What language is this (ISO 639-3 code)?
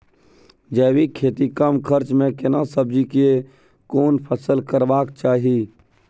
mai